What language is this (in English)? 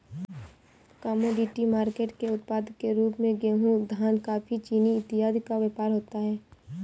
Hindi